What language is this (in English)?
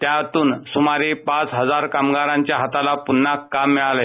Marathi